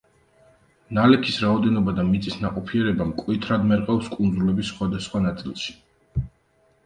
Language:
Georgian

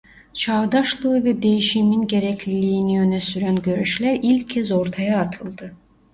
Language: Turkish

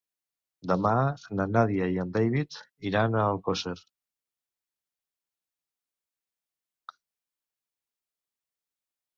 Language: Catalan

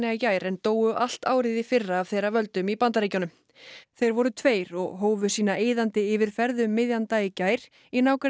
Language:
Icelandic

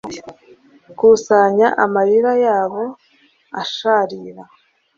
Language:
Kinyarwanda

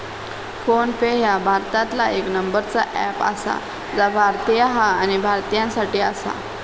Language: Marathi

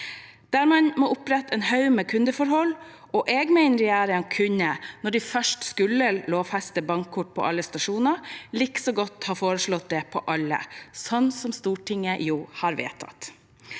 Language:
Norwegian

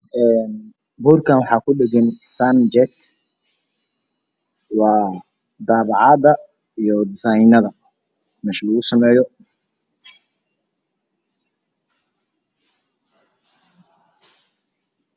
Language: Somali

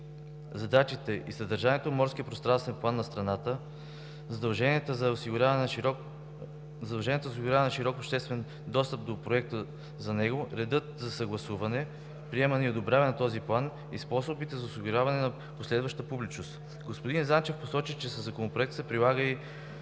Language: Bulgarian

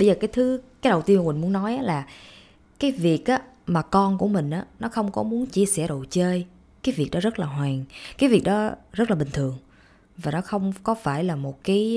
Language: Vietnamese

